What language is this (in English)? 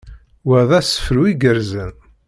Kabyle